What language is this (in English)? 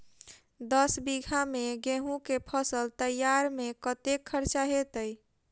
Maithili